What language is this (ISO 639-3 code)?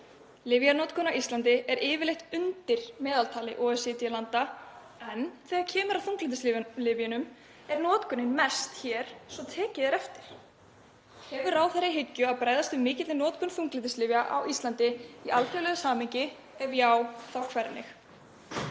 isl